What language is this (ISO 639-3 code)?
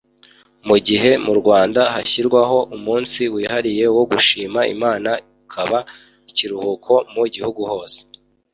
kin